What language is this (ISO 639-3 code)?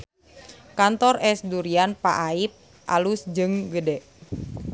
sun